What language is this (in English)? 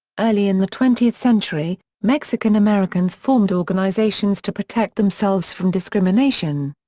English